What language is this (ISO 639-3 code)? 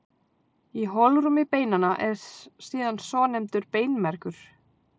isl